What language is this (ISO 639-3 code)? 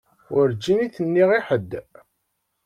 kab